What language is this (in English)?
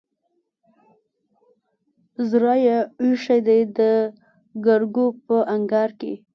Pashto